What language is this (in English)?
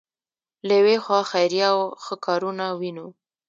Pashto